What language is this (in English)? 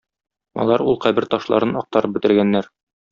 Tatar